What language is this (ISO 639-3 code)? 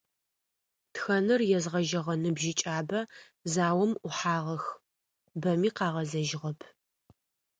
ady